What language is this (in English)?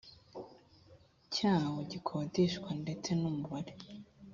Kinyarwanda